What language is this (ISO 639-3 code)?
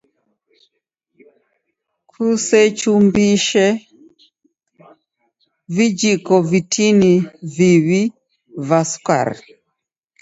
dav